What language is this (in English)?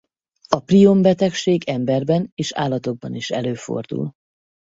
Hungarian